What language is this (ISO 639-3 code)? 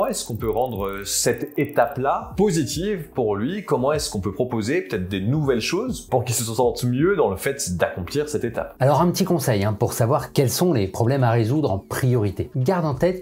fra